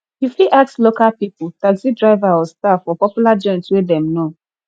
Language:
Nigerian Pidgin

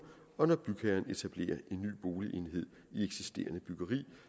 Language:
Danish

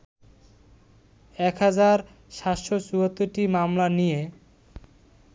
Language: Bangla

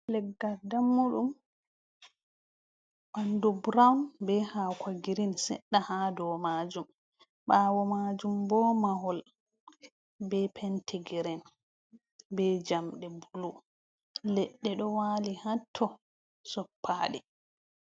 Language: Fula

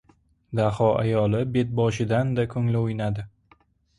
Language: Uzbek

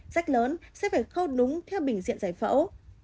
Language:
Vietnamese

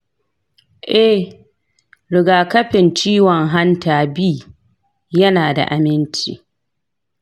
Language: Hausa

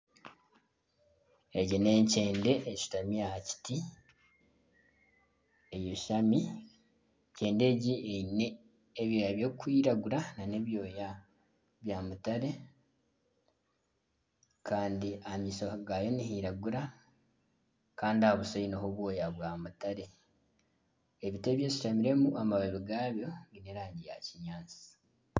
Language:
Nyankole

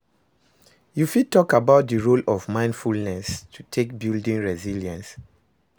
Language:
Nigerian Pidgin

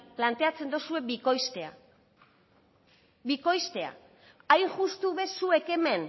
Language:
Basque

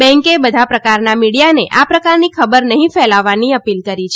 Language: Gujarati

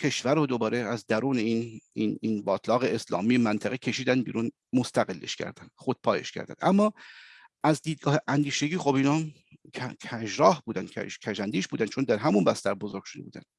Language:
Persian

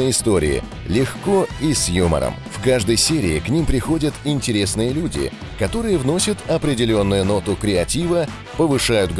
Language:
Russian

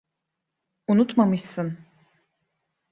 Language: Turkish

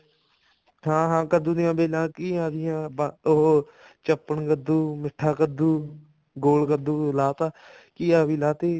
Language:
Punjabi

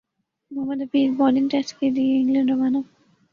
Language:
Urdu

